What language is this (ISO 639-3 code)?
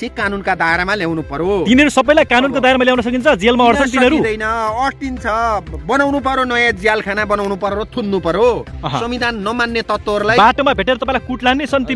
ron